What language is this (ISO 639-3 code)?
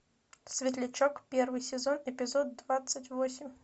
rus